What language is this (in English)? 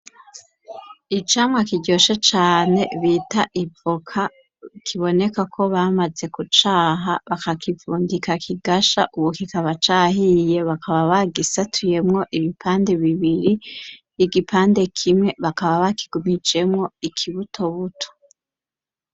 Rundi